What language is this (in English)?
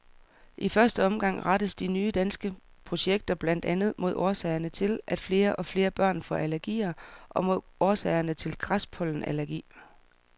Danish